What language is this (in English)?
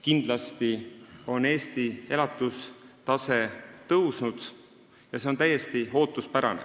Estonian